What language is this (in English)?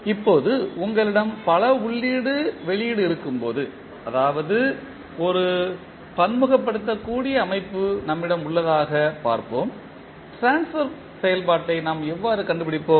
Tamil